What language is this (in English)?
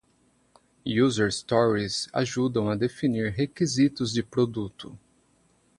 Portuguese